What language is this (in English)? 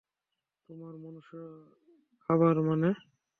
Bangla